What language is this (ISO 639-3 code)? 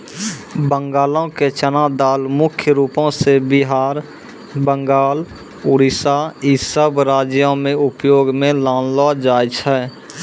mai